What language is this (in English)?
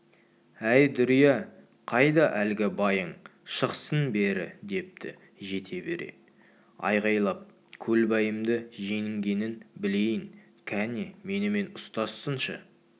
Kazakh